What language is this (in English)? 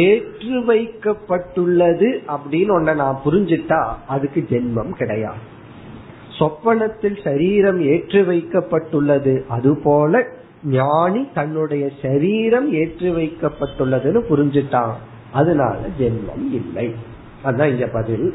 Tamil